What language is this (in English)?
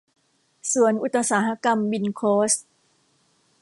Thai